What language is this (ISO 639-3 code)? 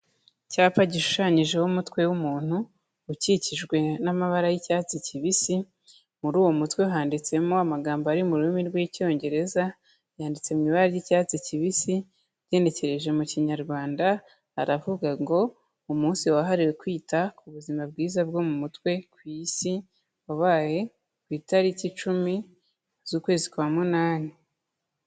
kin